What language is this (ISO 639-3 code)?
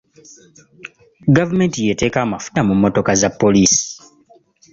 lug